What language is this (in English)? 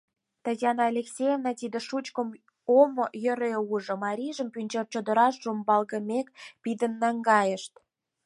Mari